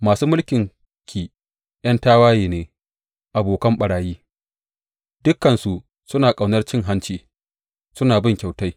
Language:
Hausa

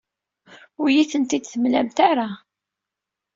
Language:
Kabyle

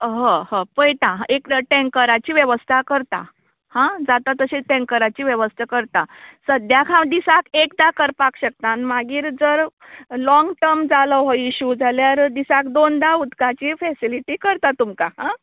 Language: Konkani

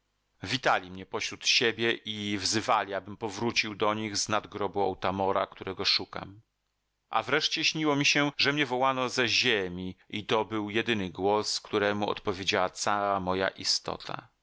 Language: Polish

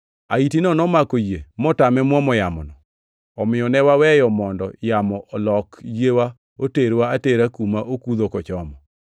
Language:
Luo (Kenya and Tanzania)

